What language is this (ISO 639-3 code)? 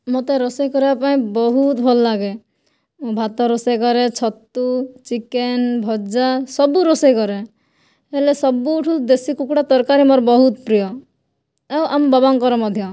ori